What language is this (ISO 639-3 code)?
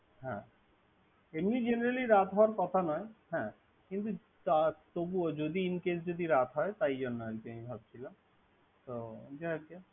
ben